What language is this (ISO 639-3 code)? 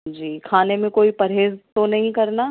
urd